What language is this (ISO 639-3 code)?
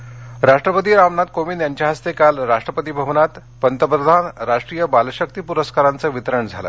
mar